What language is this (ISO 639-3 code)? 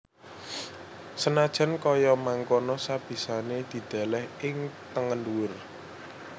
jav